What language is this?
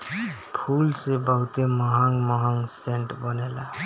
Bhojpuri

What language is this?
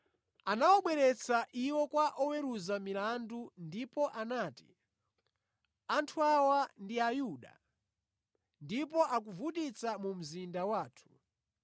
Nyanja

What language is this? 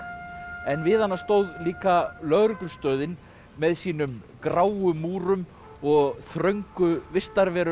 Icelandic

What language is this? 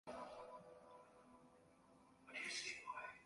Swahili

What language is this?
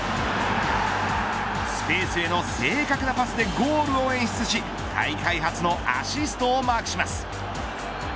Japanese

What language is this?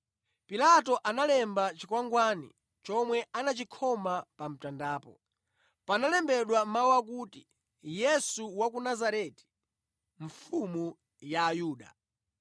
Nyanja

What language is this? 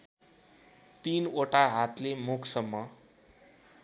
Nepali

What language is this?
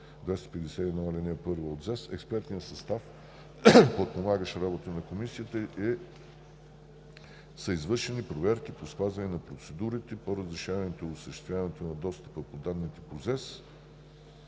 Bulgarian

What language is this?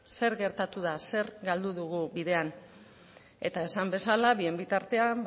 Basque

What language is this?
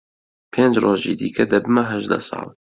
Central Kurdish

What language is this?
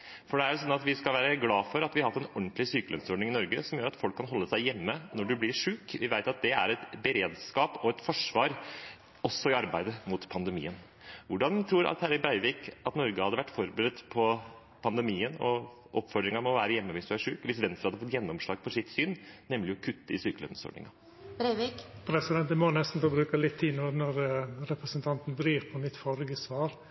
Norwegian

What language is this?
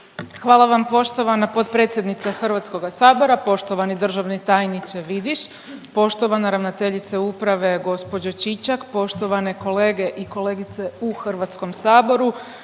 Croatian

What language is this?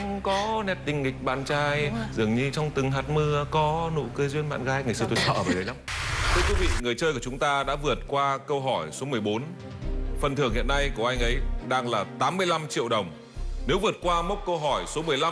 Vietnamese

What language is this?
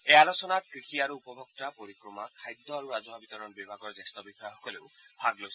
Assamese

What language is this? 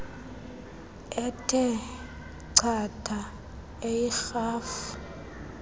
Xhosa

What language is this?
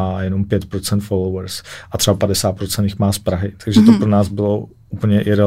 Czech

